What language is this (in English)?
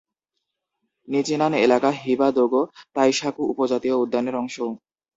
Bangla